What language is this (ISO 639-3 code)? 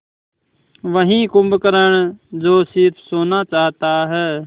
hin